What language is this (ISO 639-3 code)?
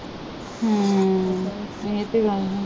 pan